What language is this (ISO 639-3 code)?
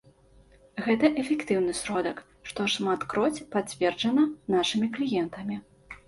bel